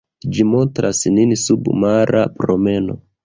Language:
Esperanto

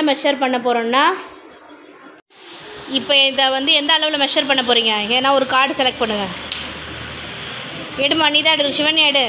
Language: Romanian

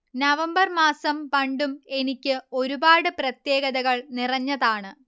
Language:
Malayalam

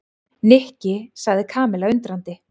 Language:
Icelandic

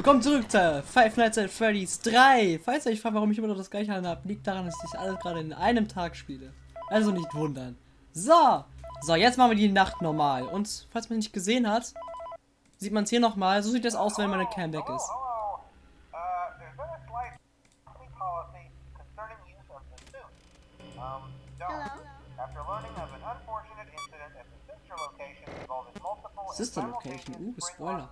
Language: German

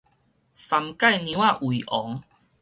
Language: Min Nan Chinese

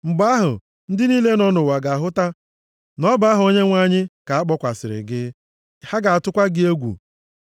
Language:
Igbo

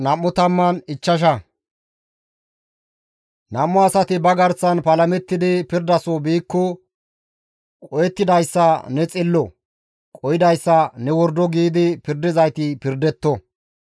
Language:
Gamo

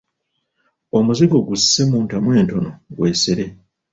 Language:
Ganda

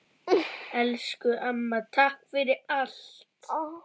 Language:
Icelandic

